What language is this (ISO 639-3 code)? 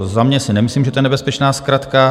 ces